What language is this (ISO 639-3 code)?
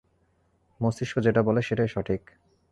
ben